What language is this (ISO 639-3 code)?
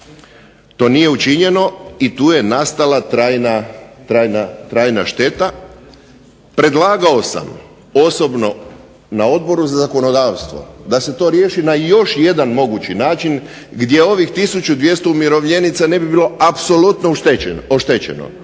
hrv